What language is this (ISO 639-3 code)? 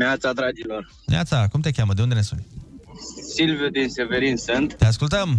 ron